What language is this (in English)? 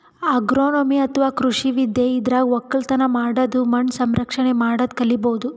Kannada